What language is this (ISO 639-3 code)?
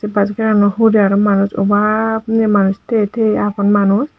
ccp